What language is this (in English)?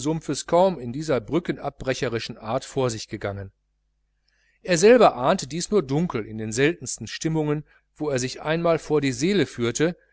German